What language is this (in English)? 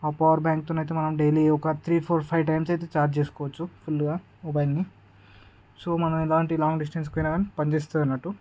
Telugu